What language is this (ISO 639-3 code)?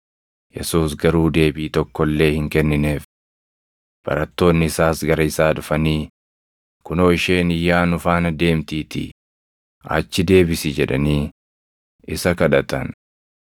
orm